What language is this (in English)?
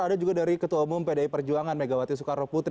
Indonesian